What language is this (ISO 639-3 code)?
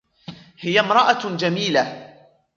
ara